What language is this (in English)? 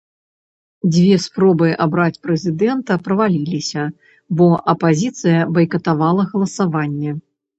Belarusian